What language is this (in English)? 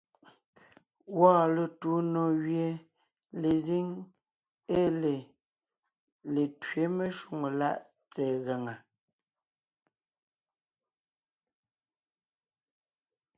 Ngiemboon